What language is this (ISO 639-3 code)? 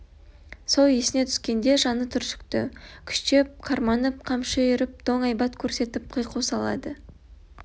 kaz